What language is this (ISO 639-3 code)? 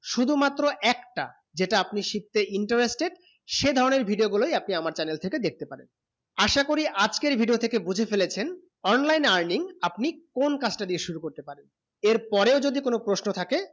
ben